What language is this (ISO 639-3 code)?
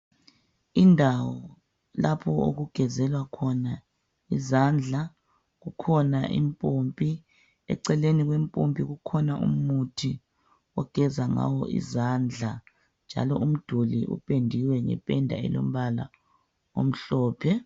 nde